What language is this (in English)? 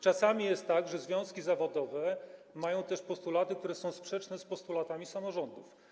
Polish